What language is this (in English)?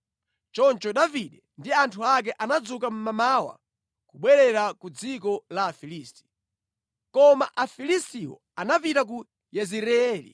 Nyanja